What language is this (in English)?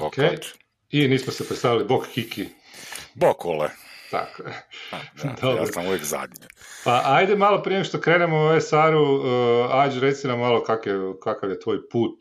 Croatian